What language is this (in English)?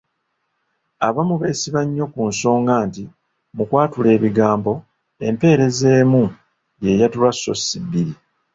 Ganda